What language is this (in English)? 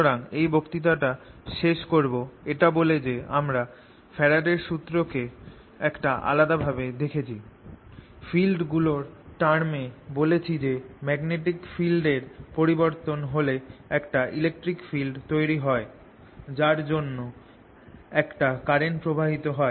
Bangla